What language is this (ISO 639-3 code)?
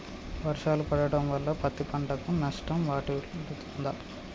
tel